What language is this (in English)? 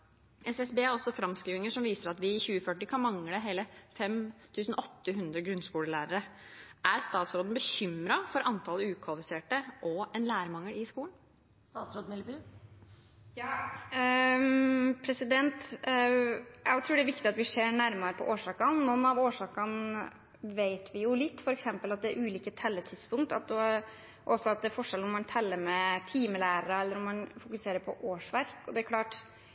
Norwegian Bokmål